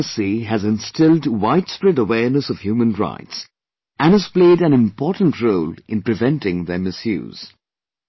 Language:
English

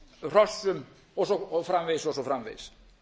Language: Icelandic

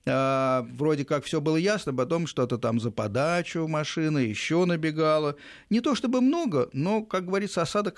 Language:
Russian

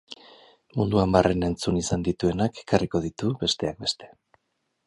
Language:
Basque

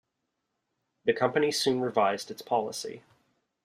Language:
English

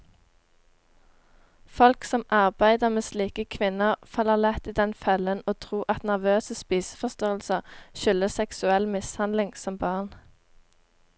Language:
Norwegian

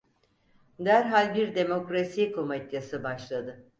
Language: Turkish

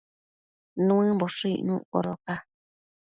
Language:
Matsés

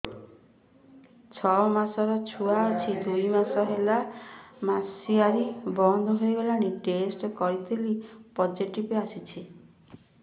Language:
Odia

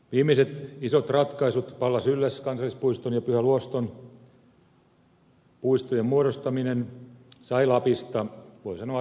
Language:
Finnish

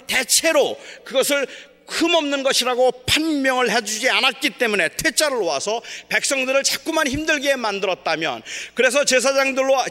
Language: Korean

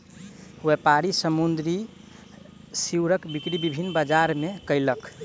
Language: Maithili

